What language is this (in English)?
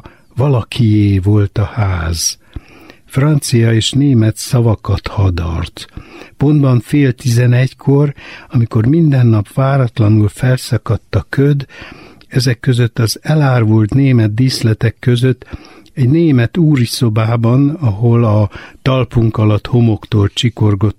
Hungarian